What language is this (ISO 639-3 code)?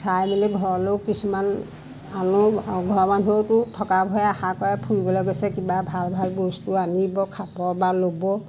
asm